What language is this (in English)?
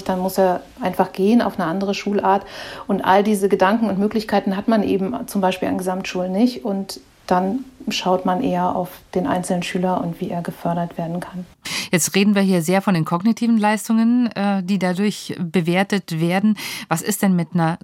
German